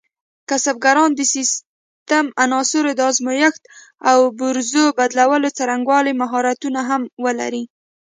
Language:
Pashto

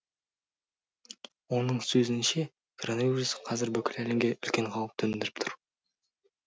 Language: Kazakh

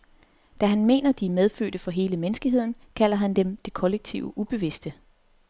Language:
Danish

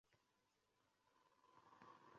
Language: Uzbek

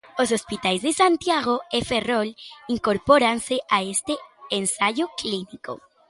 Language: Galician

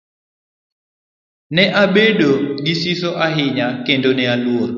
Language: Luo (Kenya and Tanzania)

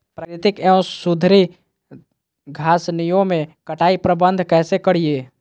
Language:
Magahi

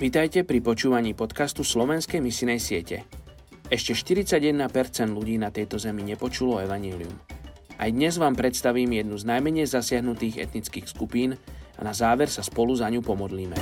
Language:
Slovak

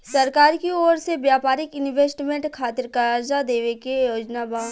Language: Bhojpuri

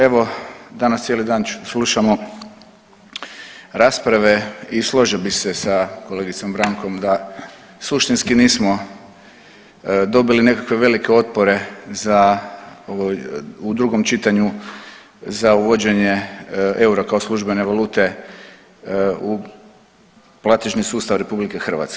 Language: Croatian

